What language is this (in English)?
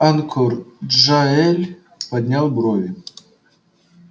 Russian